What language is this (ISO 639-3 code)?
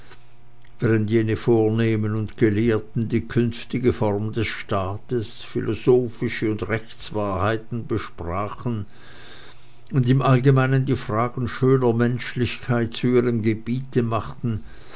deu